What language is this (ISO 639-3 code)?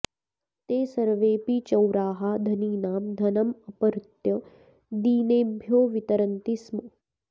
san